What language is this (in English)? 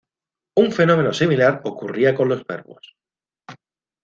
Spanish